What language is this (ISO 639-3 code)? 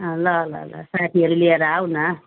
nep